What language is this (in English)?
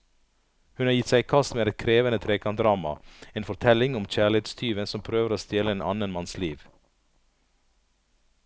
Norwegian